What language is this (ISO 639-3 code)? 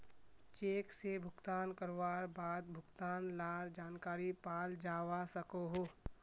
mag